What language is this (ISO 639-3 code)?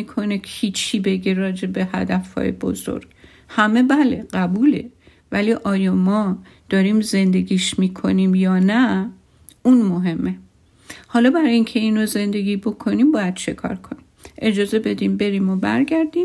fas